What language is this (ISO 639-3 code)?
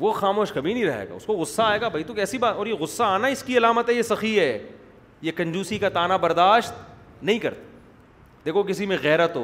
urd